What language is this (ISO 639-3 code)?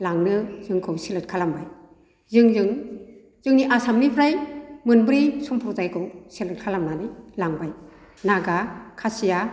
brx